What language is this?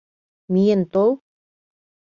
Mari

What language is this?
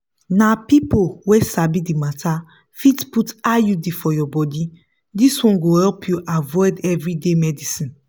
Nigerian Pidgin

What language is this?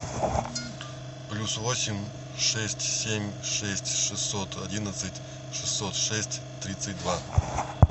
Russian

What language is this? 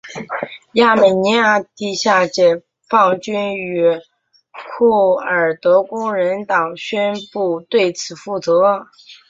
Chinese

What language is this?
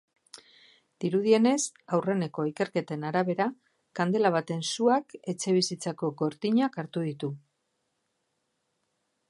Basque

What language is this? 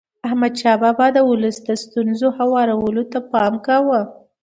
Pashto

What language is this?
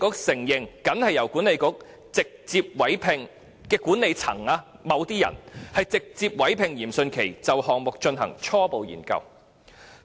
Cantonese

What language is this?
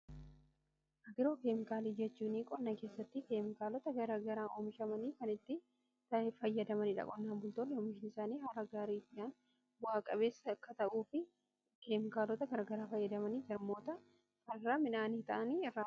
Oromo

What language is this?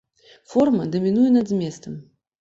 Belarusian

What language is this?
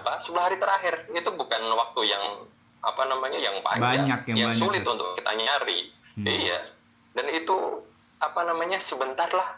Indonesian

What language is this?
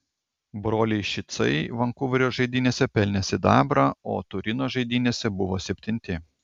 Lithuanian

